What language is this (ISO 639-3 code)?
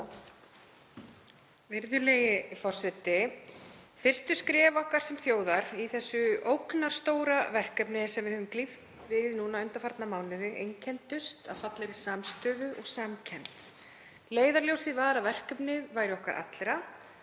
isl